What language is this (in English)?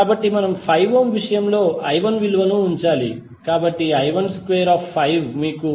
Telugu